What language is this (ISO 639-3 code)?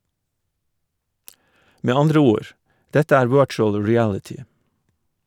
nor